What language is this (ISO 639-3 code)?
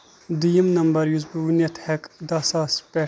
kas